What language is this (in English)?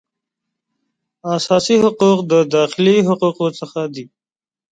Pashto